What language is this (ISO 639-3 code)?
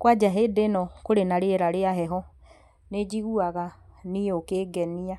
kik